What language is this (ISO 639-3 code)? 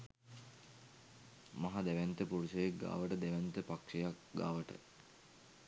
sin